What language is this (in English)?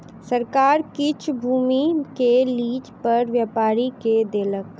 Maithili